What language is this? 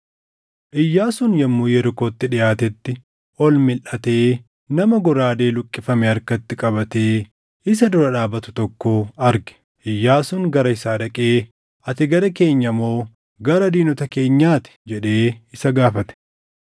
Oromo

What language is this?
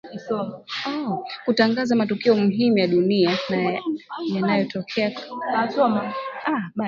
Swahili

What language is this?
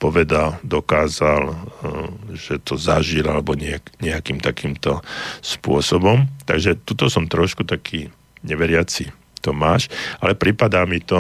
Slovak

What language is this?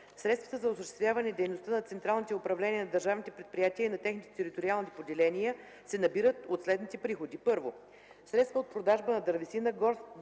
Bulgarian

